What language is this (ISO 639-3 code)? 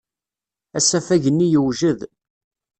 kab